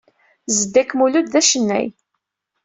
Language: Kabyle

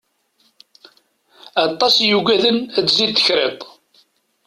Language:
Kabyle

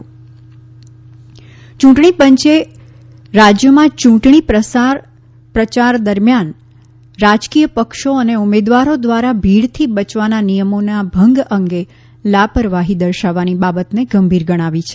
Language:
Gujarati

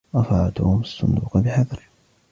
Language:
Arabic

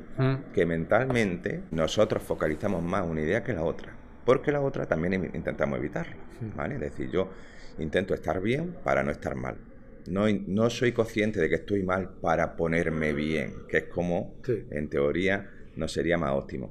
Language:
Spanish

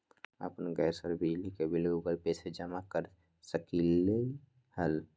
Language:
Magahi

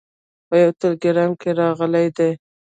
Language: Pashto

